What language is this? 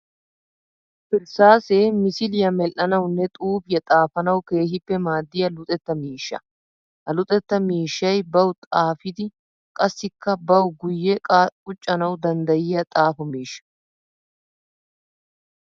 Wolaytta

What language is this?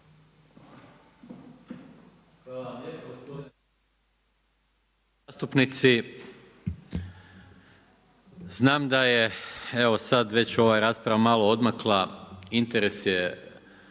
Croatian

